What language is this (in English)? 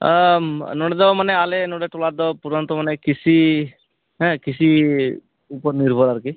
Santali